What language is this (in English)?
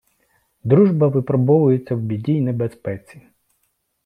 Ukrainian